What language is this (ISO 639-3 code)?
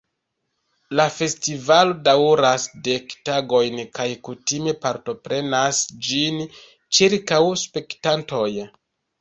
epo